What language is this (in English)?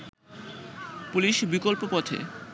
Bangla